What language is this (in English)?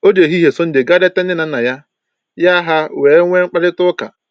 Igbo